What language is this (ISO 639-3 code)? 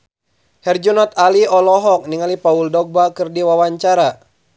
sun